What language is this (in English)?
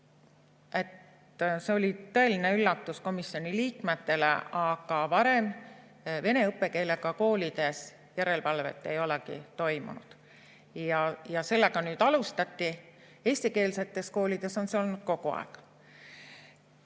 Estonian